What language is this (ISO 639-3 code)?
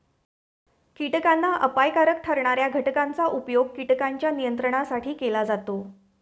mar